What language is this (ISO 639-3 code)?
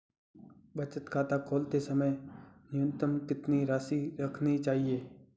hin